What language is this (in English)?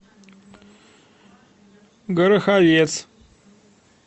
Russian